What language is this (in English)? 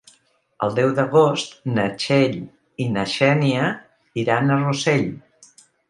Catalan